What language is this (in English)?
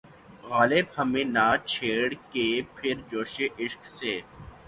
Urdu